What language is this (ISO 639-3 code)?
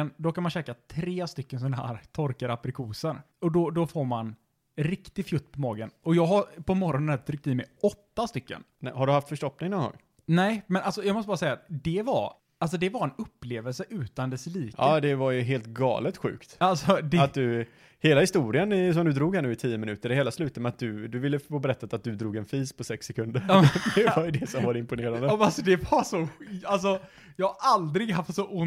swe